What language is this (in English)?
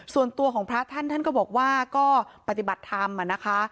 Thai